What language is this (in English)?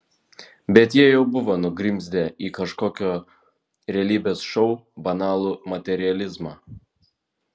Lithuanian